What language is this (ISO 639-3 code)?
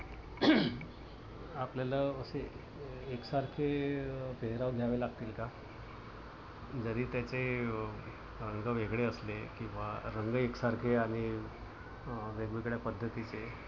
mar